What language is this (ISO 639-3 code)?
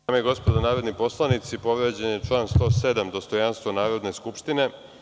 srp